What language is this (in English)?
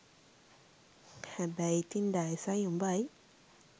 Sinhala